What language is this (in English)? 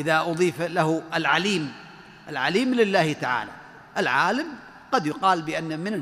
Arabic